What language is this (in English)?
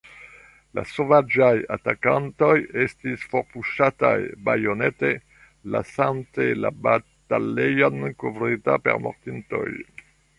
Esperanto